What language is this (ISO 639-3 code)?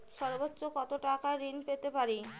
ben